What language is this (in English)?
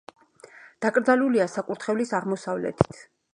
Georgian